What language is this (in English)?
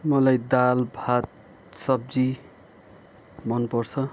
Nepali